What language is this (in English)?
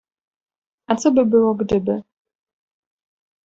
Polish